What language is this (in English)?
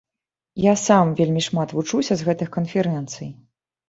Belarusian